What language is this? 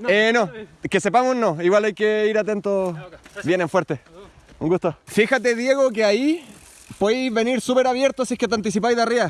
Spanish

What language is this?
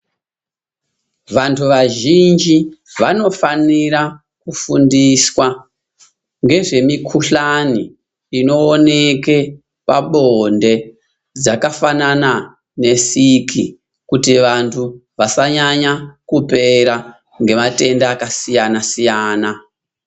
Ndau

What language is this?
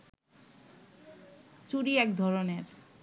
Bangla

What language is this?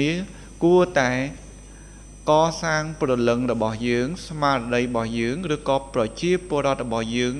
Thai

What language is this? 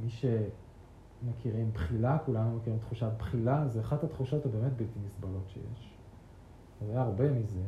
Hebrew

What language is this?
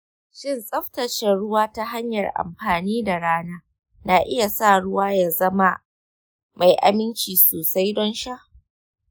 Hausa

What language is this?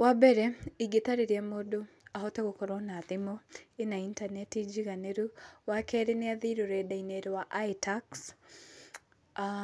Kikuyu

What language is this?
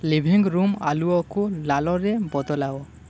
Odia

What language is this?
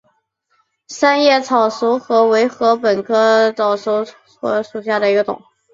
Chinese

